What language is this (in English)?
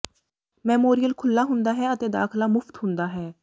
Punjabi